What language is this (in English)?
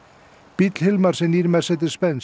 Icelandic